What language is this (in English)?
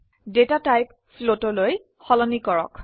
Assamese